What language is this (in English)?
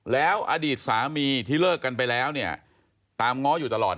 Thai